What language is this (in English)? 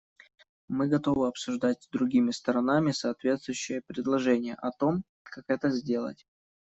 Russian